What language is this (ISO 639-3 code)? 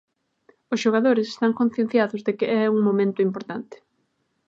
glg